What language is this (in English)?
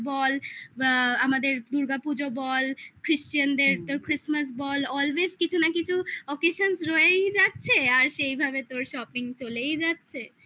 Bangla